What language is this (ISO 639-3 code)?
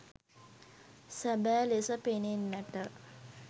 sin